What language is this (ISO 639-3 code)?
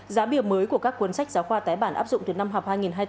vie